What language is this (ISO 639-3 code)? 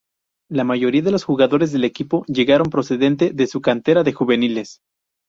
spa